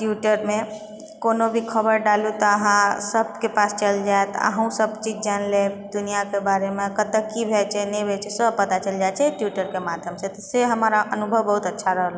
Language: Maithili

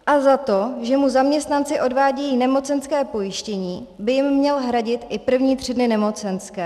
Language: Czech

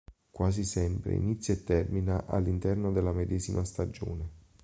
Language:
Italian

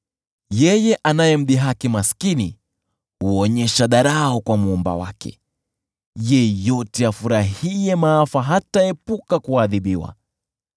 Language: Swahili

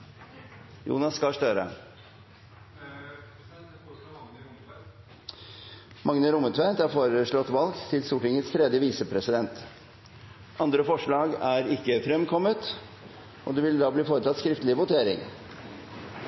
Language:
Norwegian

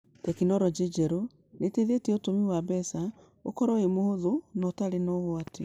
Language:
Kikuyu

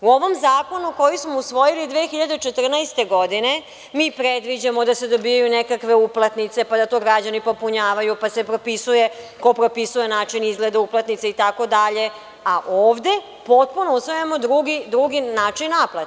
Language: Serbian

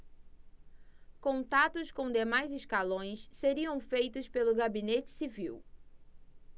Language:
Portuguese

